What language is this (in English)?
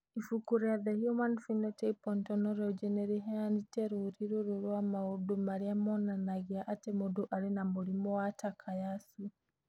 Kikuyu